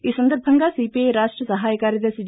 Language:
Telugu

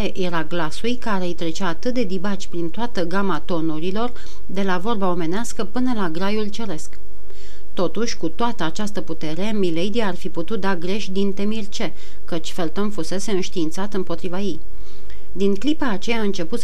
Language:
Romanian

